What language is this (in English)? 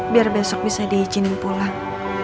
Indonesian